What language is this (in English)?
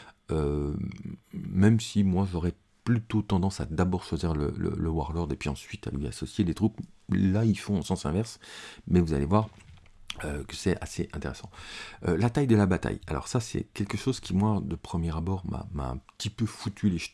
French